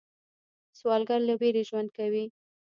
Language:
Pashto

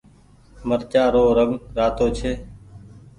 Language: Goaria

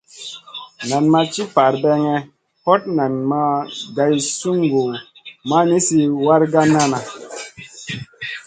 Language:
Masana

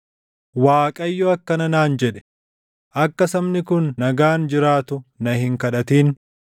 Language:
Oromo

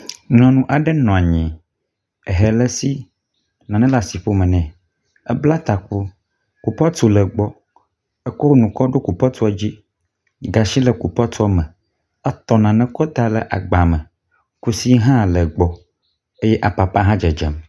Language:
Ewe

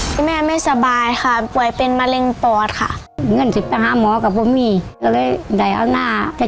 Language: Thai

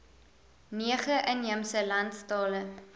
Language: Afrikaans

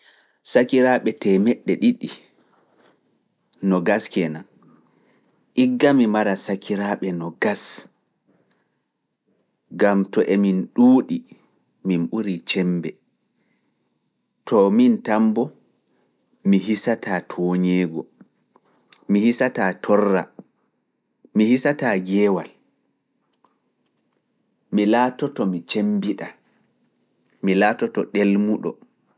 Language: Fula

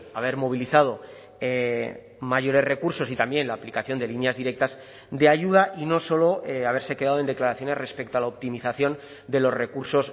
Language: Spanish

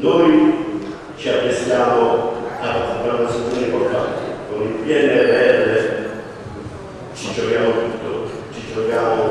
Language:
Italian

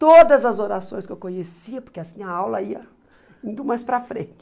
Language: Portuguese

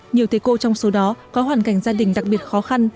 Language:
Vietnamese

